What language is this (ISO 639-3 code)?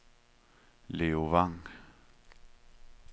dan